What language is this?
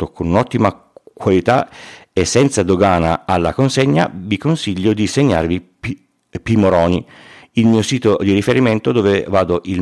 Italian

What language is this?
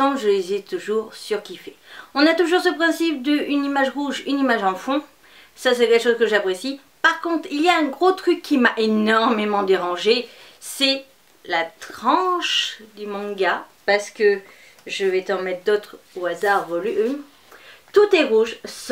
French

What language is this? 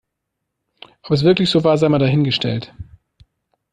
German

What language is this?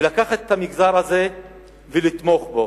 Hebrew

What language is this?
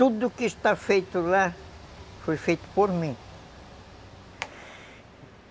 Portuguese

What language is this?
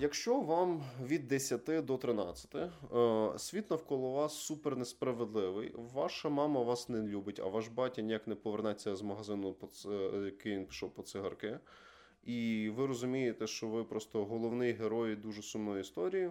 Ukrainian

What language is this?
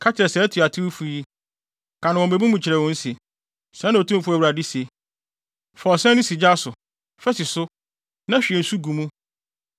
Akan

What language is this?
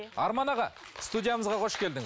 Kazakh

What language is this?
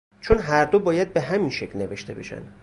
Persian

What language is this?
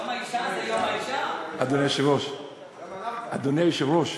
Hebrew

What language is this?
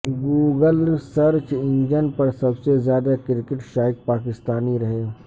Urdu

